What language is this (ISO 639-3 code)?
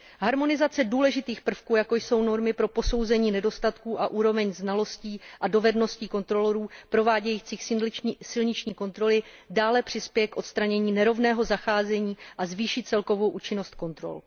ces